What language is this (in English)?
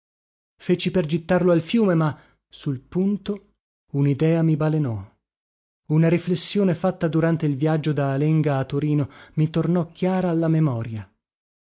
Italian